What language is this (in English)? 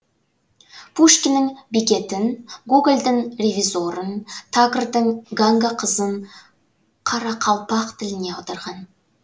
Kazakh